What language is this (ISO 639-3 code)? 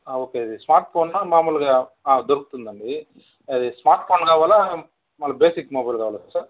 tel